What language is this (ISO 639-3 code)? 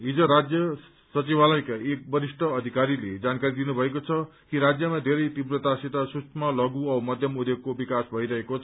nep